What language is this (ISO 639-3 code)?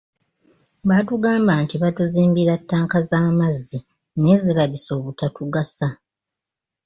lug